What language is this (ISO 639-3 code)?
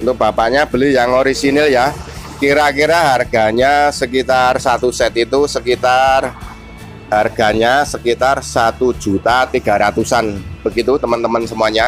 ind